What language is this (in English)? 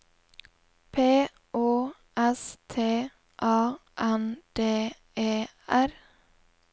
Norwegian